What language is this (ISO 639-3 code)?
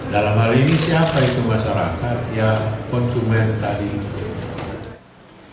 ind